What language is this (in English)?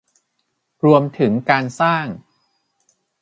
Thai